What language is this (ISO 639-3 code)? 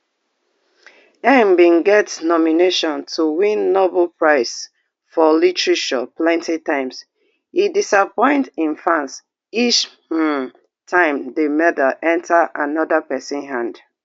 pcm